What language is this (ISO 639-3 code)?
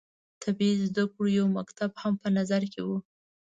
pus